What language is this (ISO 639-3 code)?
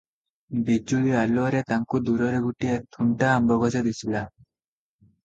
ori